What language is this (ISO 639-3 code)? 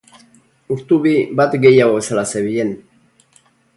eus